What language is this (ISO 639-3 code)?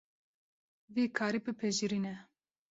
kur